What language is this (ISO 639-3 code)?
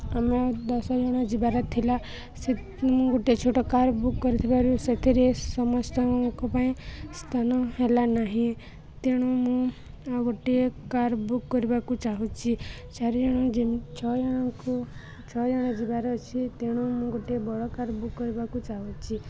ori